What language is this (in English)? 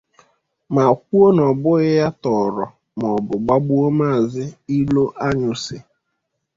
Igbo